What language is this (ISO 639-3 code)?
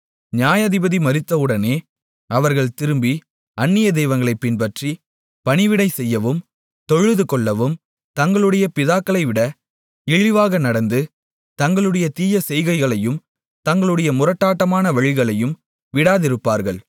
tam